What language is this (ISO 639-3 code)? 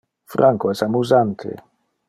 ina